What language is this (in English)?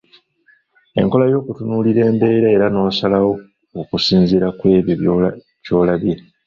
Ganda